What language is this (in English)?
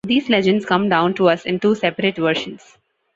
English